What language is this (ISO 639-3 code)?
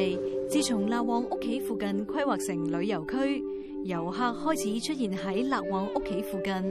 zho